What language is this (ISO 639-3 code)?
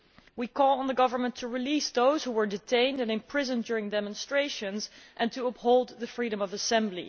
eng